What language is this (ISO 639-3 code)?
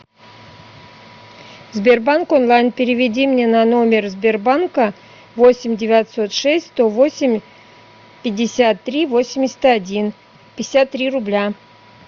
rus